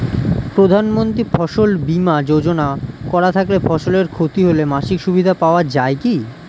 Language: Bangla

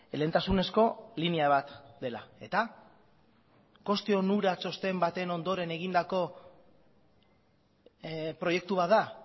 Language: Basque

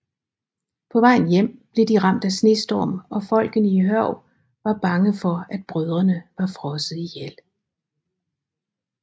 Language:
Danish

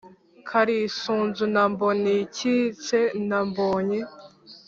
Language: Kinyarwanda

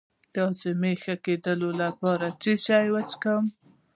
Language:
Pashto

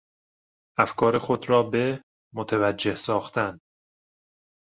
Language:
Persian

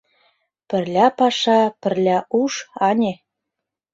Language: Mari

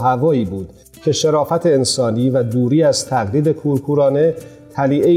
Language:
Persian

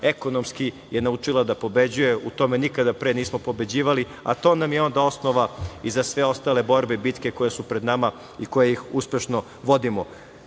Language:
Serbian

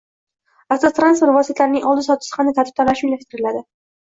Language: Uzbek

